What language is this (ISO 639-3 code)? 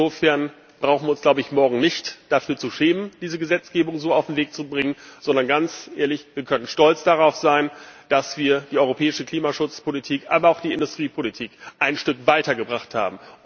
deu